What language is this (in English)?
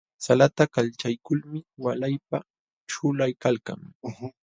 Jauja Wanca Quechua